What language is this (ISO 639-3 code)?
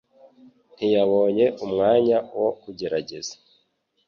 kin